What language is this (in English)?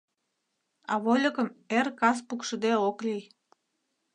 Mari